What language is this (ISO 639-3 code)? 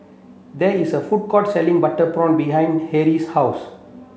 eng